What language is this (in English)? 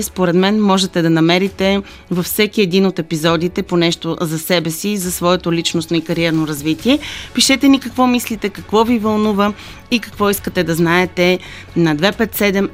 Bulgarian